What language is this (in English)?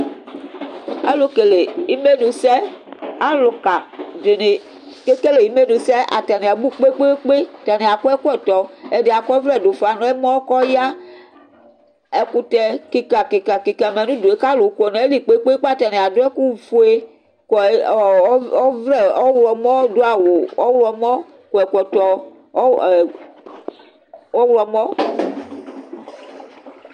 Ikposo